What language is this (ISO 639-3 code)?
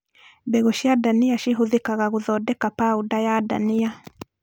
kik